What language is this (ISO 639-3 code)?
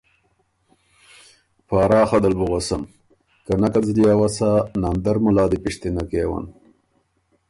oru